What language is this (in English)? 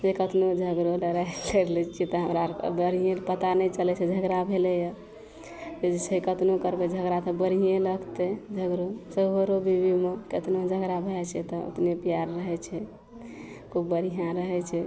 Maithili